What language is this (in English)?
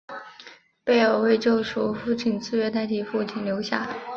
Chinese